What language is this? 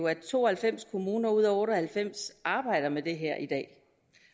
Danish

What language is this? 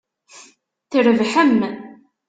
Kabyle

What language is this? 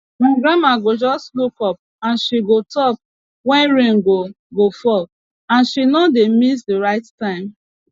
Nigerian Pidgin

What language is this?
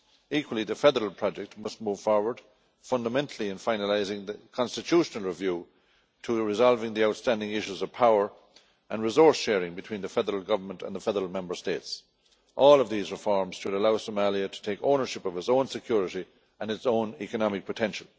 English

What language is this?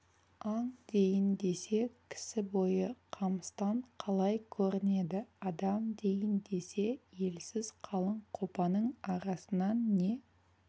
Kazakh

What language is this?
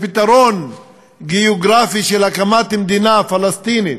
Hebrew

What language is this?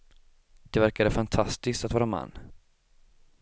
Swedish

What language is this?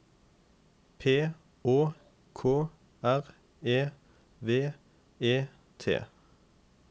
Norwegian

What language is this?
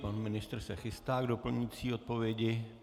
Czech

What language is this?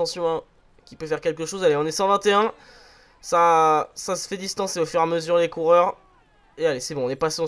French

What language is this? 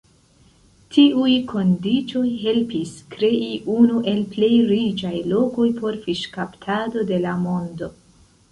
Esperanto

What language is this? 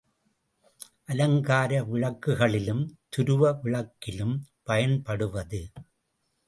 Tamil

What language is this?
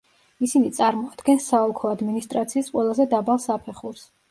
Georgian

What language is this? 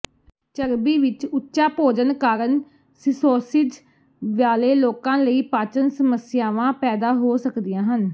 Punjabi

